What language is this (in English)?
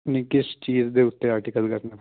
Punjabi